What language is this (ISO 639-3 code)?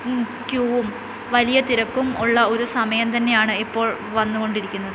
mal